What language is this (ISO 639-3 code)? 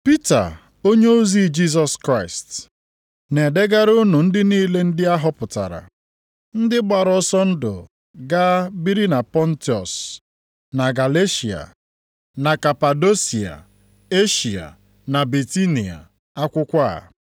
ibo